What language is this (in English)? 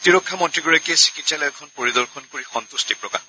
Assamese